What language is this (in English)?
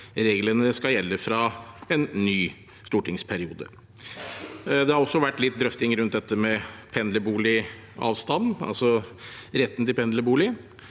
Norwegian